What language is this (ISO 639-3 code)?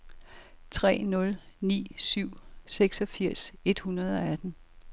dan